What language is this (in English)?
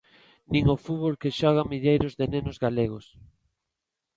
Galician